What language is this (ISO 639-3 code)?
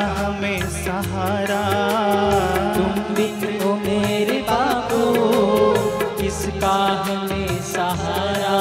hin